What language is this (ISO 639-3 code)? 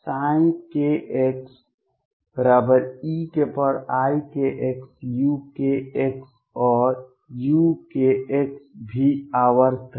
hin